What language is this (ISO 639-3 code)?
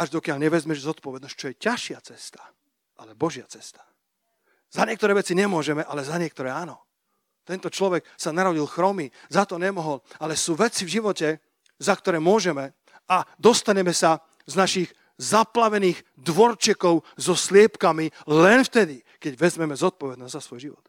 slk